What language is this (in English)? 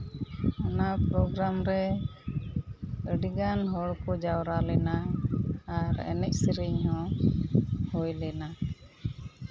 Santali